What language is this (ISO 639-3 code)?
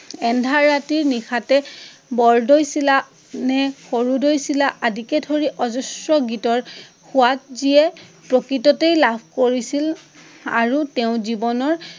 asm